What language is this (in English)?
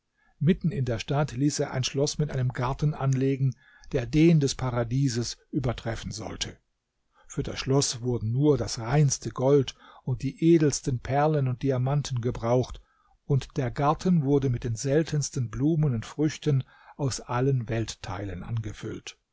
German